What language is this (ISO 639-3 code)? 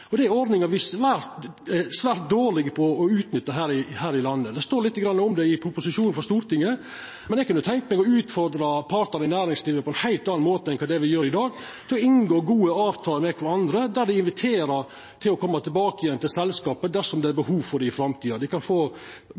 nno